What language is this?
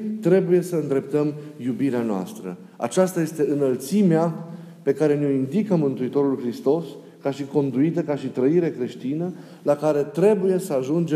Romanian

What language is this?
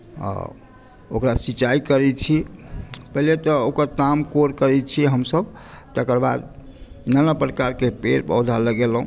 Maithili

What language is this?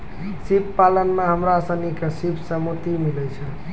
Maithili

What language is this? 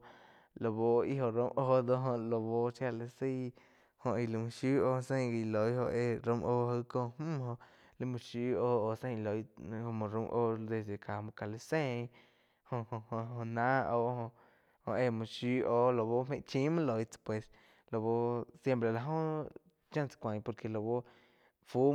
Quiotepec Chinantec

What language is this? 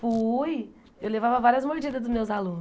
Portuguese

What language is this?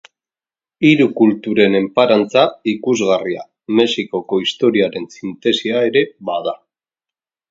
Basque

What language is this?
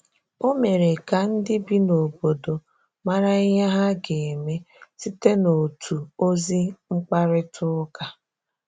Igbo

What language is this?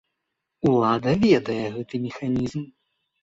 Belarusian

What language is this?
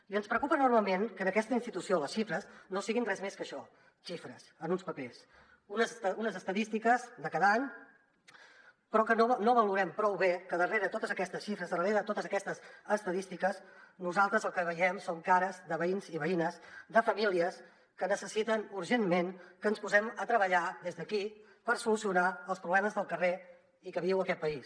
Catalan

